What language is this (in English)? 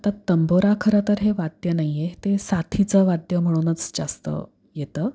Marathi